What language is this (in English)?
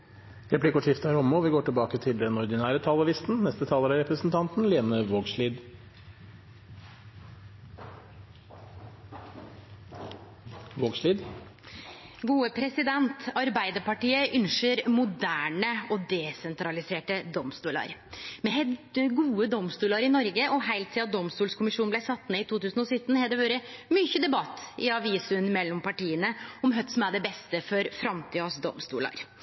Norwegian